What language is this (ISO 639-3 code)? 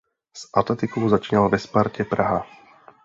ces